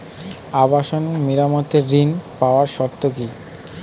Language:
Bangla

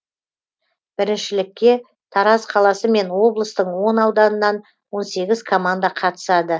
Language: Kazakh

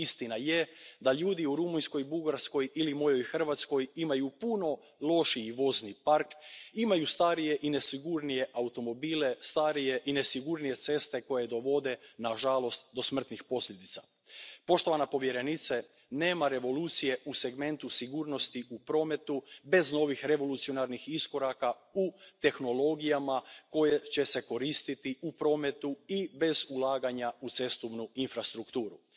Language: Croatian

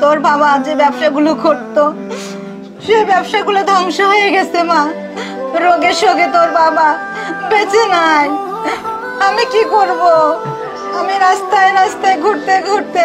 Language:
Romanian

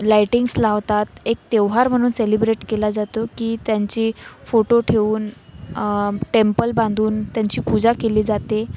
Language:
Marathi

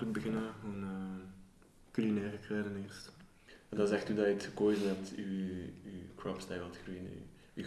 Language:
Dutch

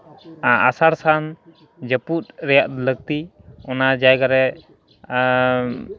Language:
Santali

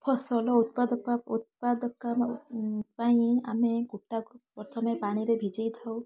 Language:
Odia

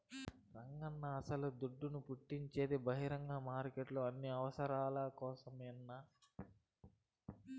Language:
Telugu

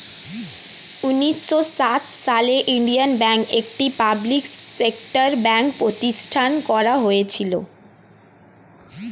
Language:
Bangla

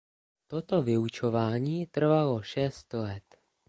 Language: Czech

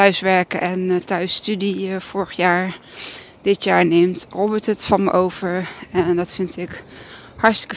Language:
Dutch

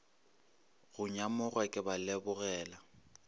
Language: Northern Sotho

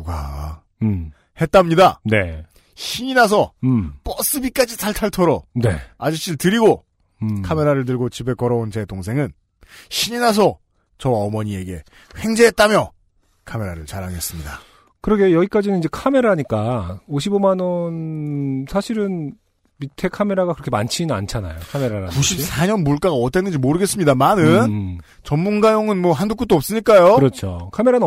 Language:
Korean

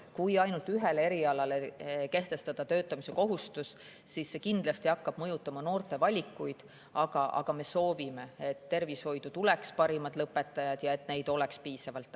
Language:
Estonian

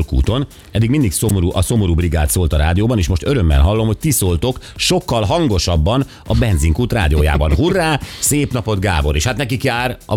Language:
Hungarian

